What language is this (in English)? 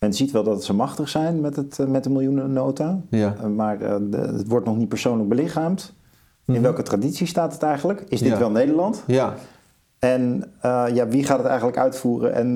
Dutch